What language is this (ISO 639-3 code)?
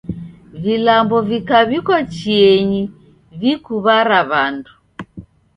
dav